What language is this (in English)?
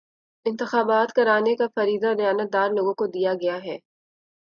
Urdu